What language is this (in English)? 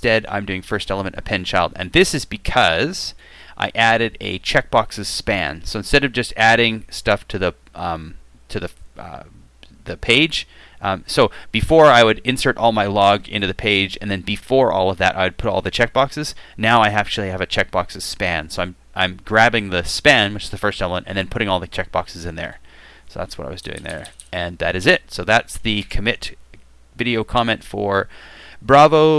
English